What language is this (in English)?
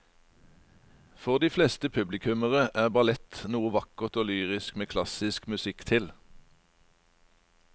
Norwegian